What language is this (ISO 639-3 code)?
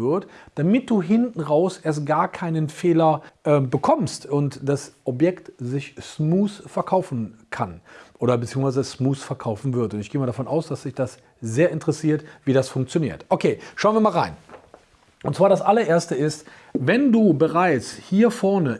deu